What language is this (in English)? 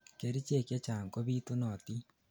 Kalenjin